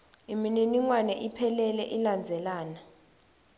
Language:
Swati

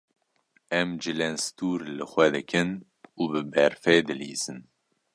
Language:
Kurdish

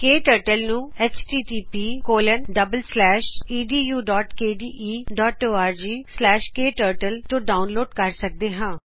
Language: Punjabi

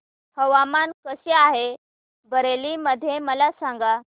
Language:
Marathi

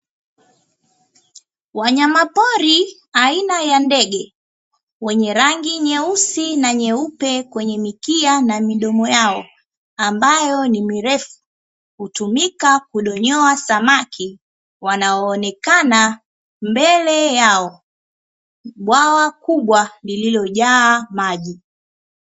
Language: Swahili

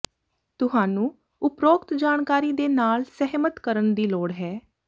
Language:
Punjabi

